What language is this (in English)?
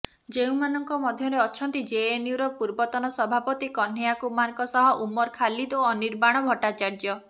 Odia